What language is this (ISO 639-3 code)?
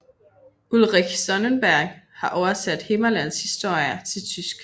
dan